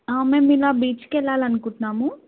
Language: Telugu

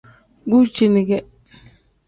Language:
Tem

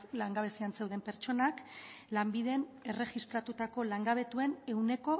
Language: Basque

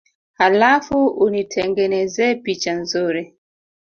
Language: Swahili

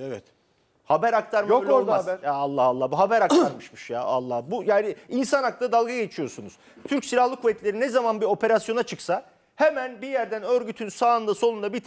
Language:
Turkish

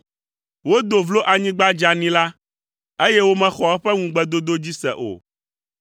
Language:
Ewe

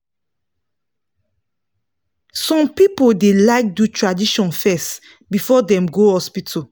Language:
Nigerian Pidgin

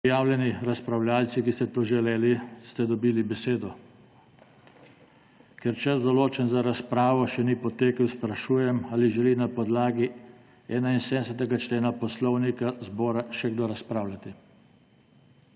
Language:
Slovenian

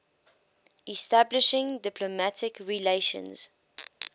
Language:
English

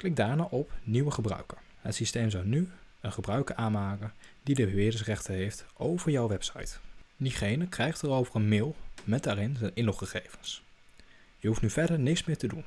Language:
Dutch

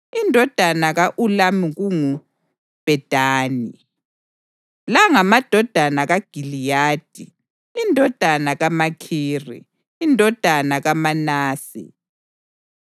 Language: North Ndebele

